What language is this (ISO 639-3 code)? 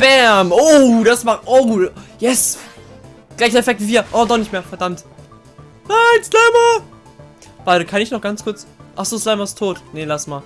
deu